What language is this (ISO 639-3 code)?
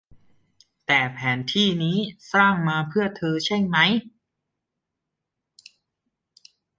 tha